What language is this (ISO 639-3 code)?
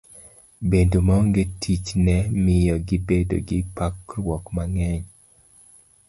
luo